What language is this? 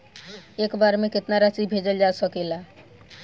Bhojpuri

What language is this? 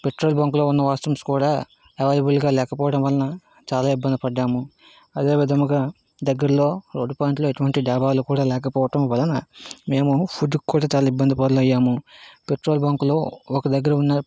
Telugu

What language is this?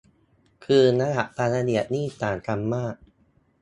Thai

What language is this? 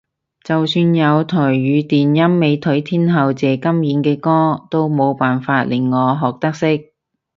Cantonese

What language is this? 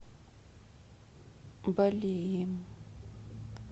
Russian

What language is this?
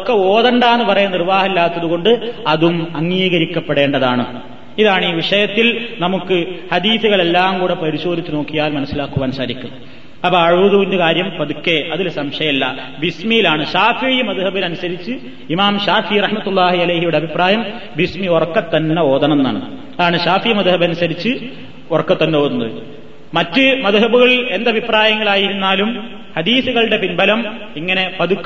Malayalam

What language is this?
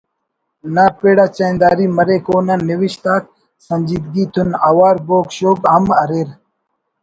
Brahui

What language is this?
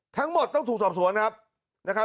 Thai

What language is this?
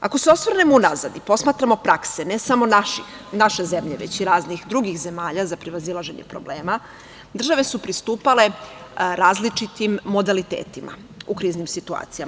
Serbian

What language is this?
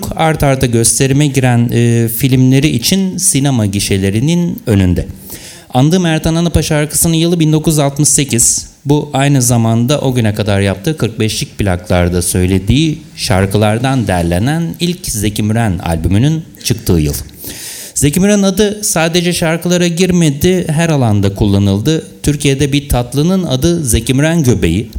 Turkish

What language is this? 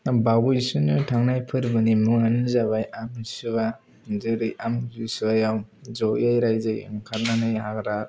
Bodo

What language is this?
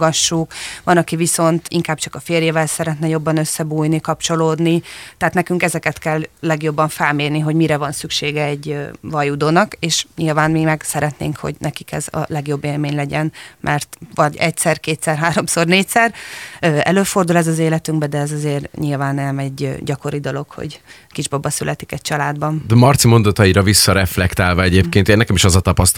Hungarian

